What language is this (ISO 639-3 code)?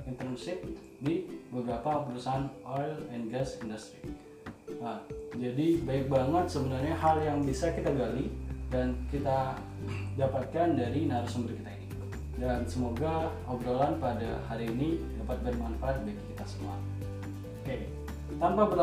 ind